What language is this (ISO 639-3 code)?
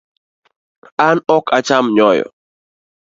luo